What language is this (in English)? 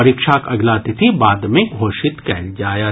Maithili